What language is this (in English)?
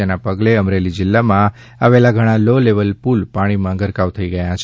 Gujarati